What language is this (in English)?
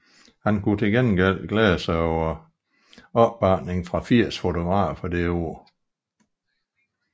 Danish